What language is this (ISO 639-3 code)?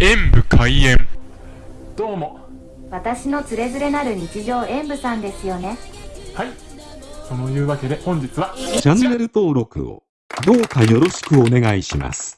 jpn